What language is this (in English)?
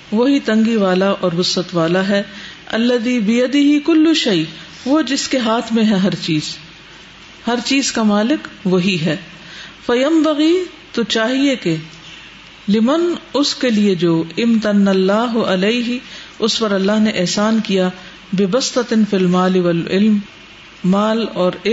Urdu